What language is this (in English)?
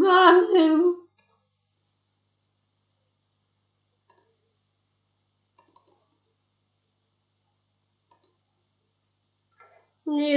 Russian